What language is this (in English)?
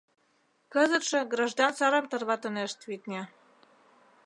Mari